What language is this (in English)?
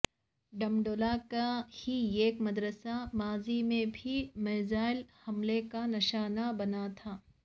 Urdu